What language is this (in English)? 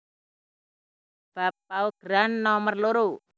Javanese